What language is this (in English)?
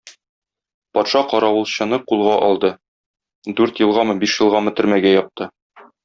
Tatar